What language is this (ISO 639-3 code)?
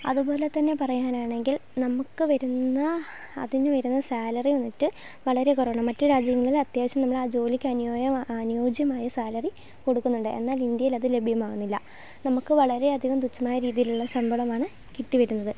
mal